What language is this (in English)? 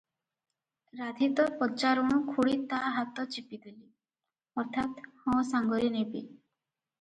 Odia